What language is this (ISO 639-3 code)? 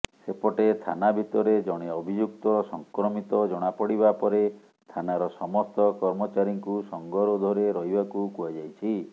ori